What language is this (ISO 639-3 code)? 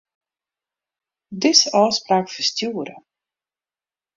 fry